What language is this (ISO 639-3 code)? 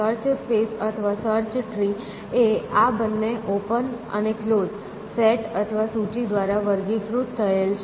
guj